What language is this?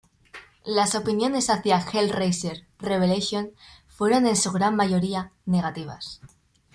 Spanish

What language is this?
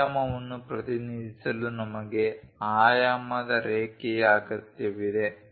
Kannada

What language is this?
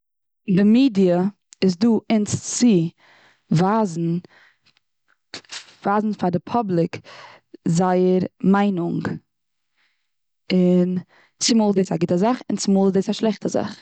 Yiddish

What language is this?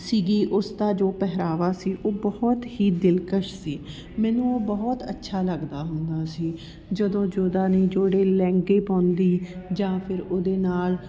Punjabi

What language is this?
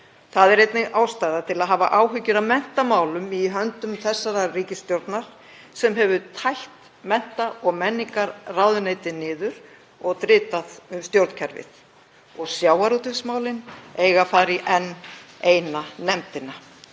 Icelandic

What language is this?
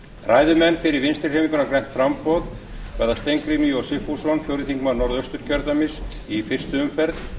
Icelandic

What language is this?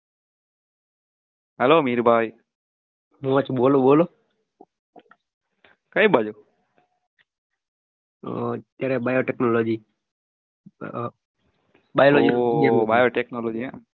Gujarati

